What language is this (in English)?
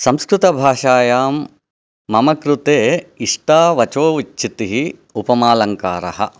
Sanskrit